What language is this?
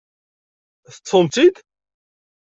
Kabyle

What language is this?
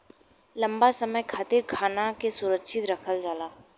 Bhojpuri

